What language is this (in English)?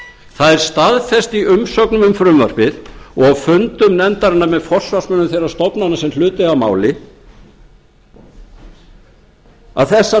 Icelandic